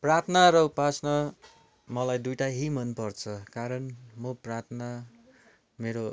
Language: Nepali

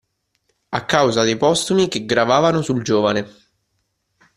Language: Italian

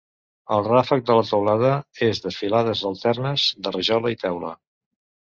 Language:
Catalan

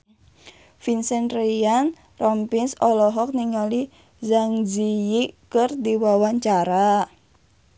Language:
Sundanese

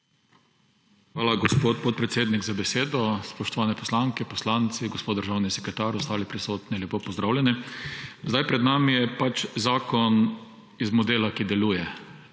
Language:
Slovenian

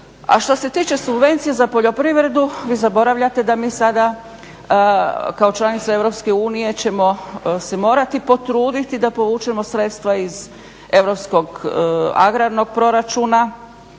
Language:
Croatian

